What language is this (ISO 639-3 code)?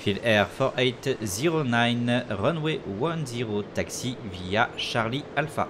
fra